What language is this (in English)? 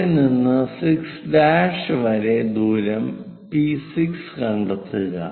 Malayalam